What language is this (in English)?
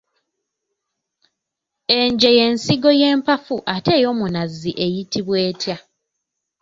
Ganda